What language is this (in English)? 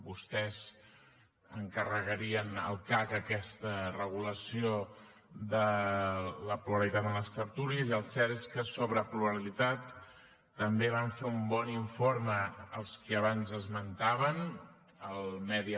Catalan